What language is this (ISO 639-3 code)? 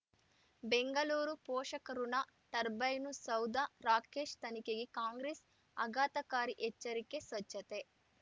kan